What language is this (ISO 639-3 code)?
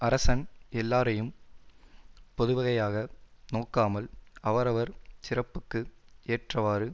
tam